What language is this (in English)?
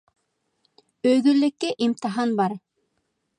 Uyghur